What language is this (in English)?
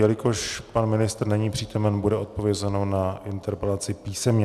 Czech